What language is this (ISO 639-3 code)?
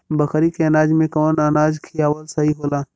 bho